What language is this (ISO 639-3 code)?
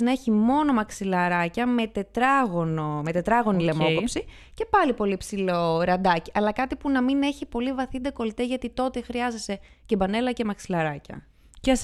ell